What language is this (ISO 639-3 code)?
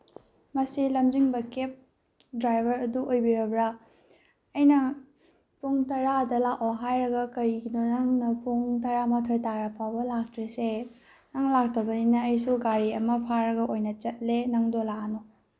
mni